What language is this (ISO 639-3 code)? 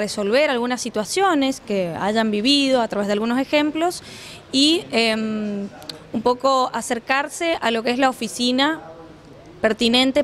spa